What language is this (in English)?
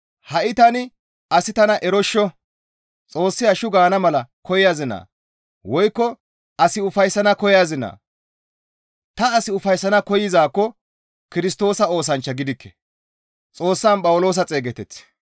Gamo